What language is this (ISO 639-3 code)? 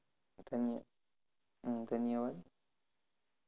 guj